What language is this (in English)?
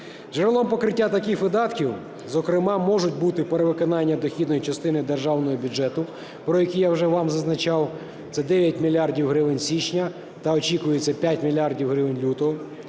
Ukrainian